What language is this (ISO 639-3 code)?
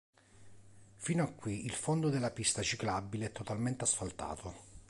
ita